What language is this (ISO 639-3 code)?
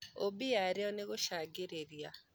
kik